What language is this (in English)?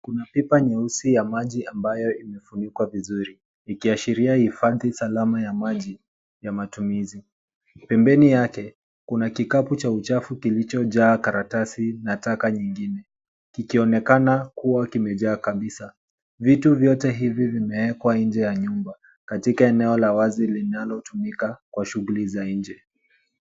Swahili